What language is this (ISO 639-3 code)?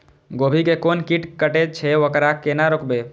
mai